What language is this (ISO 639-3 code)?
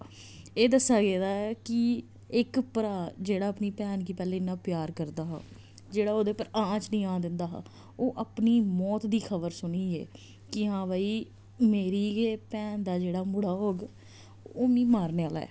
doi